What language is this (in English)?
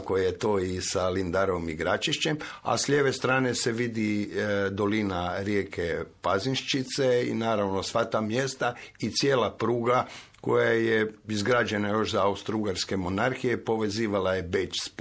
Croatian